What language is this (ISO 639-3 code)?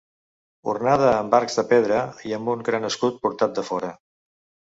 cat